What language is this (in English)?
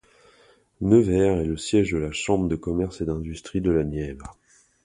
French